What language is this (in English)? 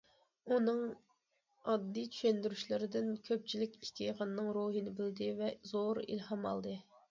Uyghur